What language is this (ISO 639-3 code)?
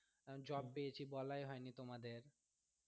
ben